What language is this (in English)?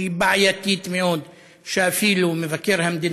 Hebrew